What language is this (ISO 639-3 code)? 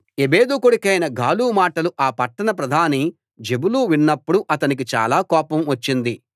tel